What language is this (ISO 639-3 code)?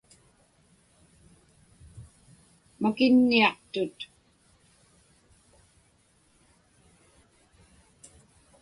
ipk